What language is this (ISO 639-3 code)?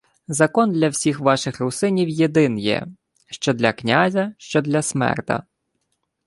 ukr